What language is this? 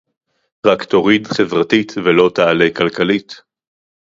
Hebrew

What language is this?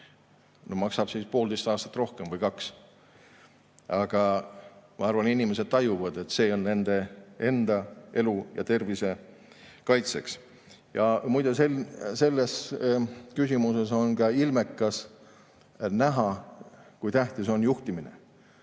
Estonian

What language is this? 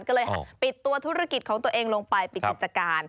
Thai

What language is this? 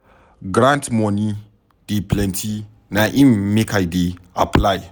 Nigerian Pidgin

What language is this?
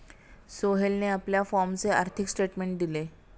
Marathi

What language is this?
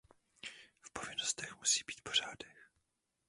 Czech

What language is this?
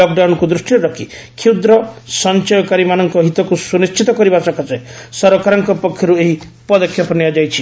Odia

